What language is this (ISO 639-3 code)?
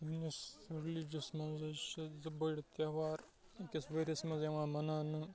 kas